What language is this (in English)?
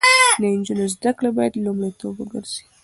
Pashto